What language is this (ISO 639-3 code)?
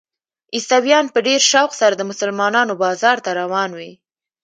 pus